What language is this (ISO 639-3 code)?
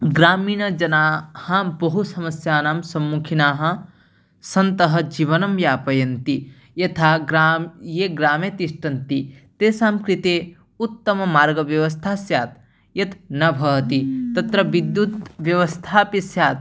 san